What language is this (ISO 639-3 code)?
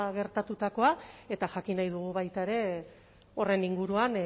eus